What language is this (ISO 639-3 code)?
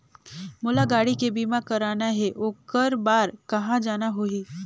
hne